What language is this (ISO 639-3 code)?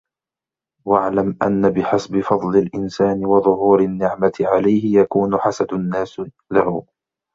ara